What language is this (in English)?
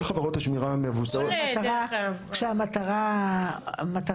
Hebrew